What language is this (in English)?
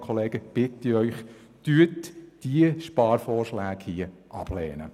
Swiss German